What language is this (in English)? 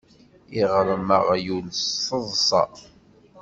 Kabyle